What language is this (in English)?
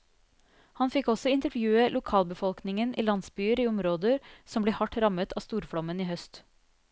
Norwegian